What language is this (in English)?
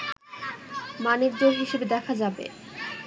Bangla